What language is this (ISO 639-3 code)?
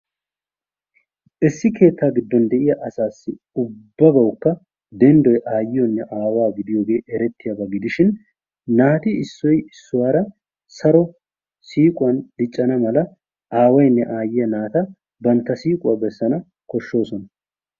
wal